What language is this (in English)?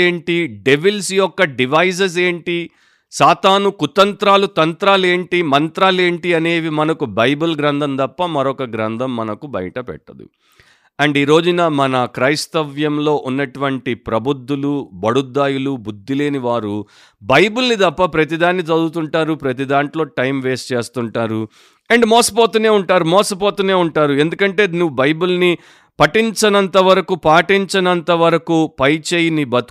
Telugu